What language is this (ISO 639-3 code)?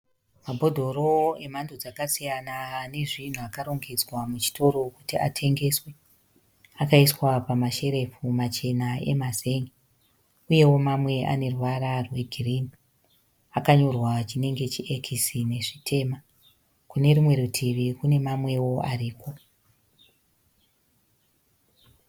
sna